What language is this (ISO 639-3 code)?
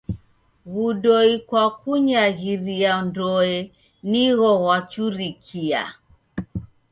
dav